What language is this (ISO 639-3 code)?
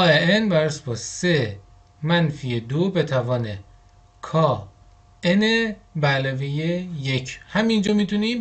fas